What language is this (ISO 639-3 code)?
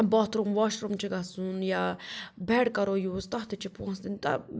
kas